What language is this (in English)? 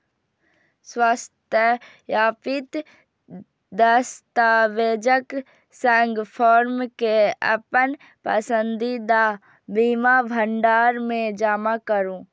Maithili